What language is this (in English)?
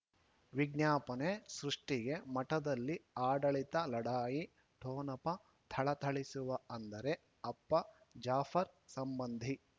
Kannada